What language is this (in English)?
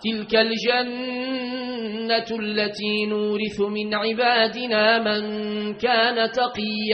Arabic